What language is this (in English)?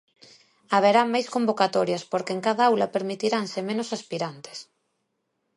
Galician